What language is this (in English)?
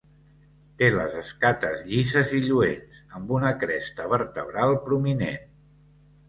Catalan